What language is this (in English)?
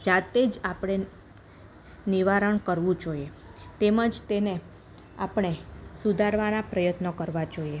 Gujarati